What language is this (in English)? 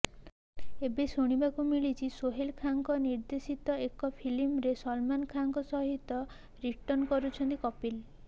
Odia